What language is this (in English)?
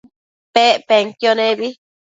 Matsés